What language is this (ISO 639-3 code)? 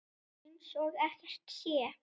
isl